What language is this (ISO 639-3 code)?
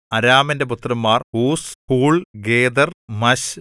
mal